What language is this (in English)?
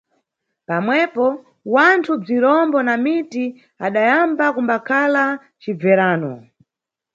Nyungwe